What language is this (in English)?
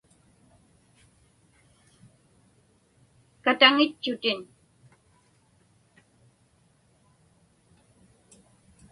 Inupiaq